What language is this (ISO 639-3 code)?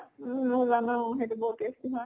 asm